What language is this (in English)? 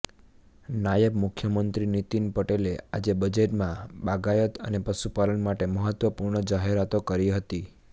Gujarati